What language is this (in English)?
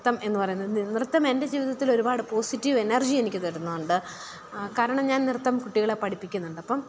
Malayalam